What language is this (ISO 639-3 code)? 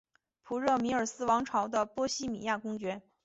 zho